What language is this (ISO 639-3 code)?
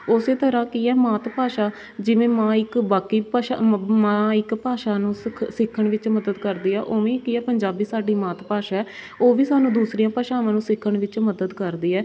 pan